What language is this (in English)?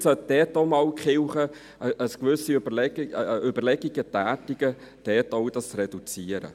Swiss German